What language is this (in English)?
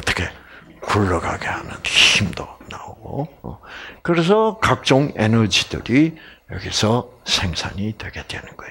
Korean